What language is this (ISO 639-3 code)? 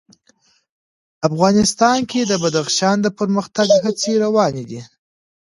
pus